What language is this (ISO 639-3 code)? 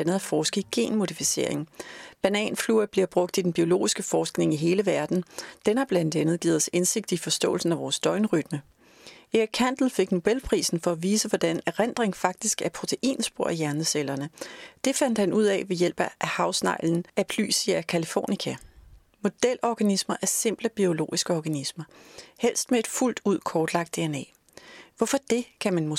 dan